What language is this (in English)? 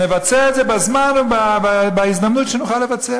Hebrew